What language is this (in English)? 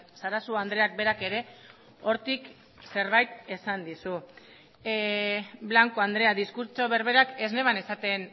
Basque